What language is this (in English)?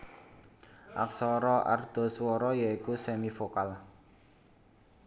Javanese